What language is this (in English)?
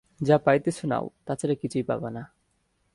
Bangla